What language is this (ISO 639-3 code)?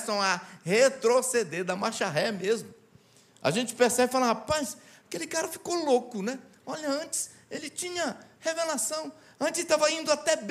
por